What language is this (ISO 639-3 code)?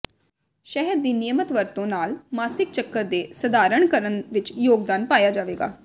pan